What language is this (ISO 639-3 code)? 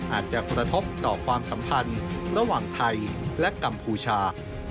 tha